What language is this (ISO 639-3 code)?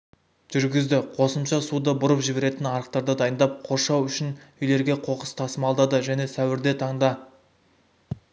kaz